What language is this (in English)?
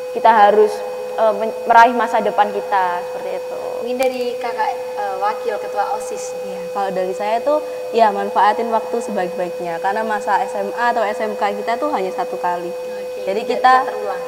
Indonesian